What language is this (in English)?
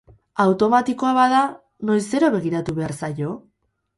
Basque